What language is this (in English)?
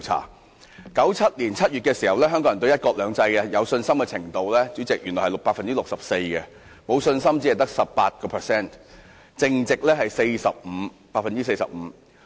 Cantonese